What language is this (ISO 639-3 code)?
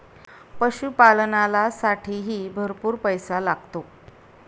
mar